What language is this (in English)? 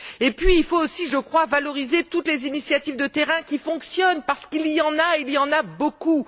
French